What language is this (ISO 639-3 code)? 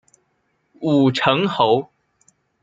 zho